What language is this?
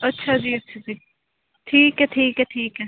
Punjabi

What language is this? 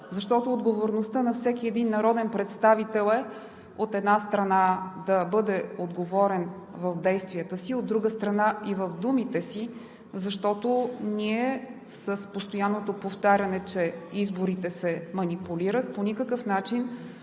Bulgarian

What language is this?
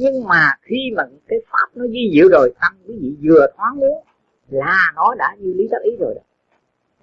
Vietnamese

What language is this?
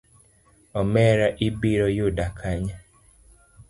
Luo (Kenya and Tanzania)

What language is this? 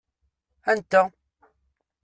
Kabyle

